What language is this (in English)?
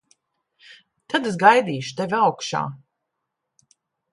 Latvian